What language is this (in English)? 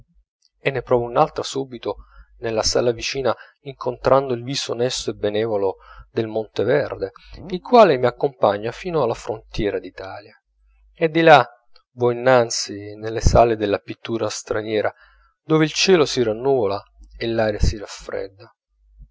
Italian